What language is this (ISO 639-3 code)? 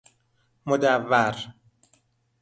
fas